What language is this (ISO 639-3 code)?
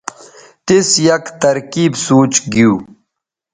btv